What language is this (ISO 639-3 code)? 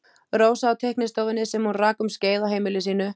isl